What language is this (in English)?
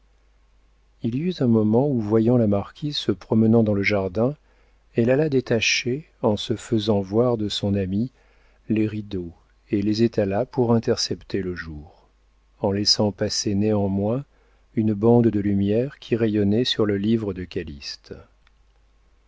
French